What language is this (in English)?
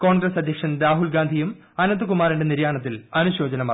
Malayalam